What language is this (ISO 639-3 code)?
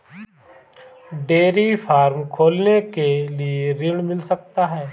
hin